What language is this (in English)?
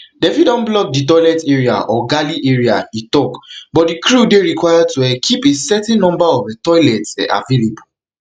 Nigerian Pidgin